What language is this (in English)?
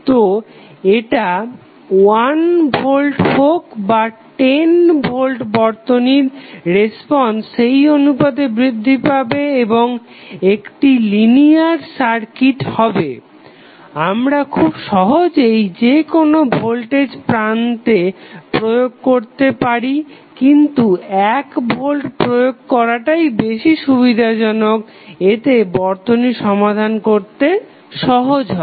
Bangla